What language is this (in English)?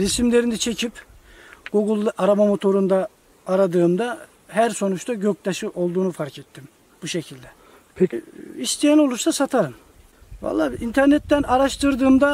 Turkish